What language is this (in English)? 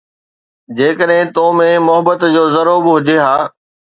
Sindhi